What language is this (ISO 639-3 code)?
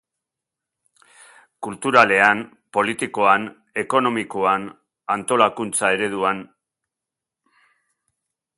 eus